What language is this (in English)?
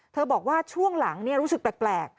Thai